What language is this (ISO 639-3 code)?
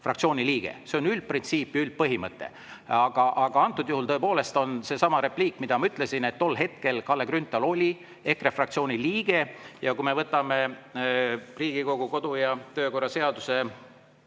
est